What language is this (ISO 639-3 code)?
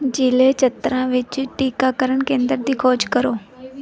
pan